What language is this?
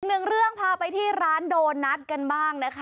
Thai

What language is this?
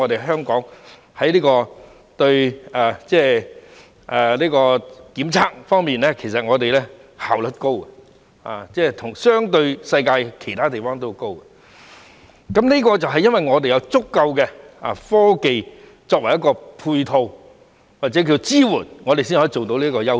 Cantonese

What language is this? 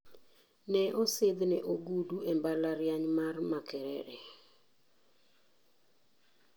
Luo (Kenya and Tanzania)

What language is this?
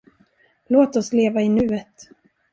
Swedish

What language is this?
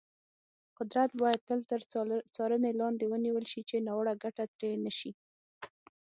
Pashto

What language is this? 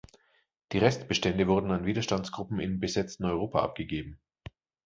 German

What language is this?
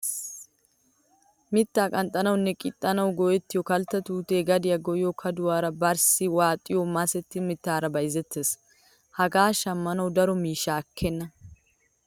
Wolaytta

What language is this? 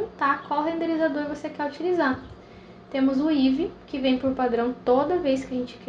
Portuguese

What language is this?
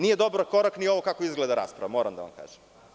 Serbian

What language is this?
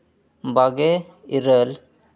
Santali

